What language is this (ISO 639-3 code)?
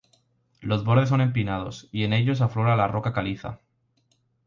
spa